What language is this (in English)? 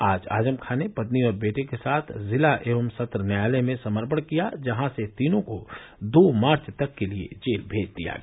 Hindi